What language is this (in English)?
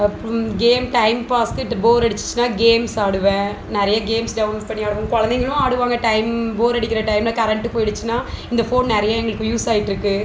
Tamil